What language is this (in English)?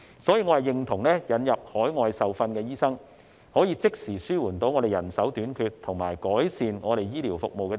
Cantonese